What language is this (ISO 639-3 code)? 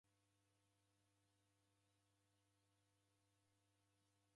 dav